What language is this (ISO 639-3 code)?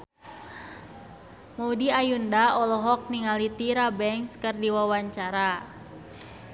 sun